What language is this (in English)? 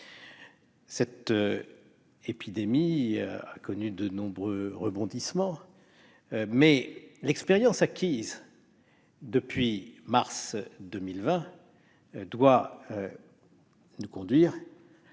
French